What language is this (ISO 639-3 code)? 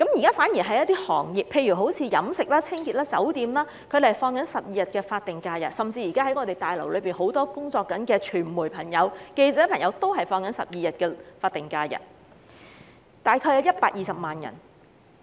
yue